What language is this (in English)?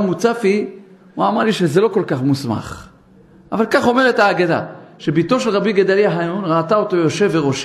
Hebrew